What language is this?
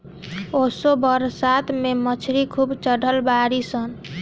Bhojpuri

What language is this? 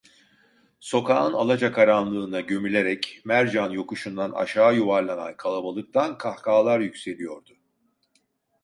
Turkish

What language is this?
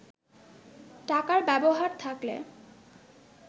Bangla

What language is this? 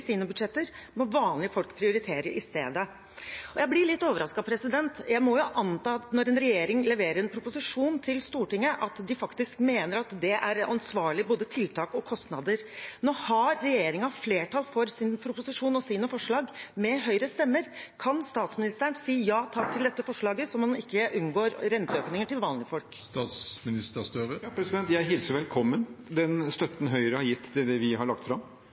Norwegian Bokmål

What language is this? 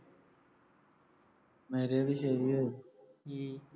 Punjabi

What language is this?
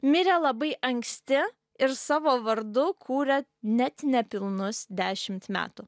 Lithuanian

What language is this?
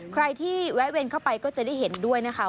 Thai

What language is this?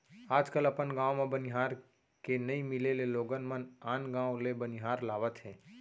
Chhattisgarhi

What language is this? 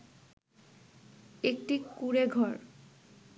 Bangla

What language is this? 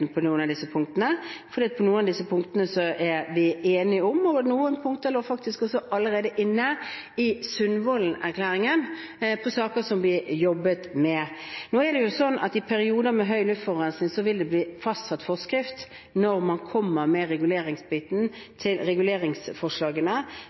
Norwegian Bokmål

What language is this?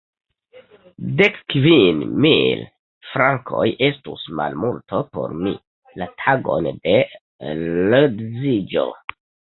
Esperanto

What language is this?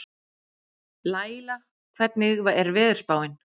Icelandic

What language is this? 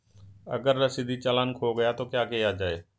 Hindi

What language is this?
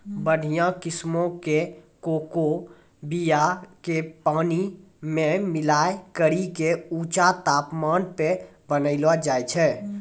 Maithili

